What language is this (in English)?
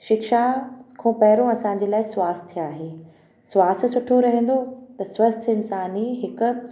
Sindhi